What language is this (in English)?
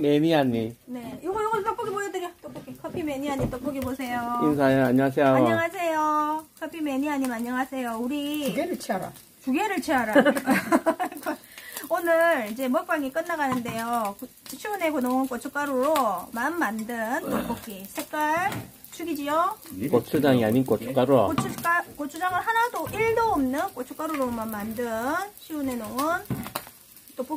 Korean